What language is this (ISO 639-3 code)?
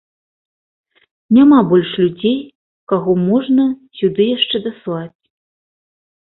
bel